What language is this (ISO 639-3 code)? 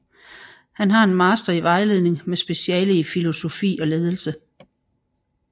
dan